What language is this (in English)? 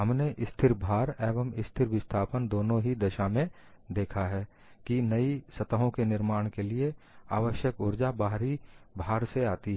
Hindi